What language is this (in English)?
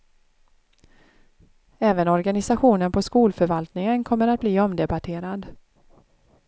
Swedish